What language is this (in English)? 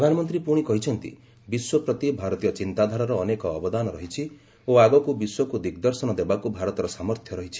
Odia